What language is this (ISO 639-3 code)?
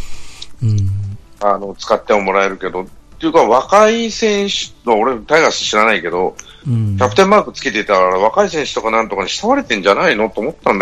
jpn